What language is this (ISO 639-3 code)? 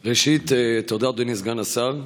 heb